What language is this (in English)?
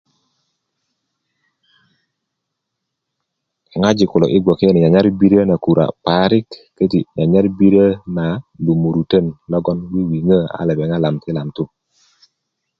Kuku